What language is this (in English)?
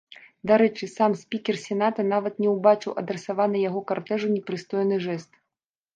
Belarusian